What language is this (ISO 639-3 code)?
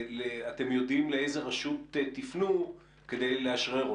heb